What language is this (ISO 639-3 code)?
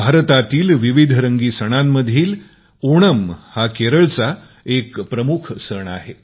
mar